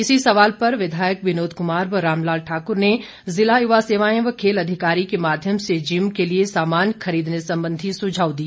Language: Hindi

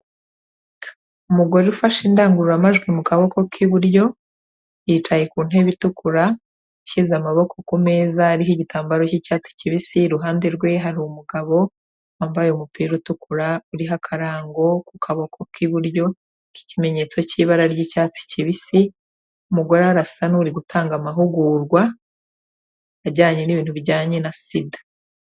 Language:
Kinyarwanda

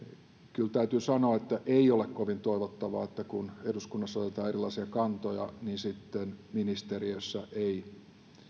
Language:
Finnish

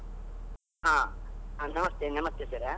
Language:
Kannada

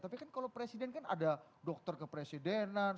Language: Indonesian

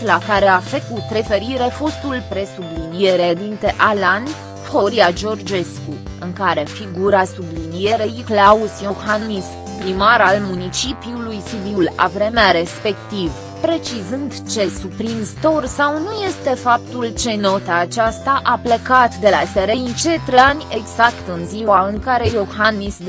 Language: Romanian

